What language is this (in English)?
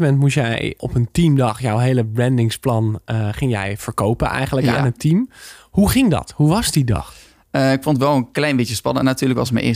Dutch